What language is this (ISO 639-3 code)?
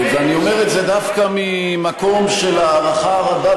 heb